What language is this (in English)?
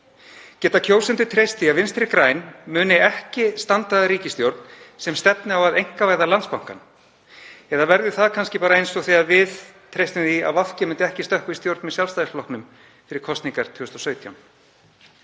Icelandic